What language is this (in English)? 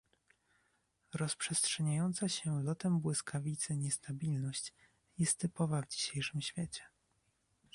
Polish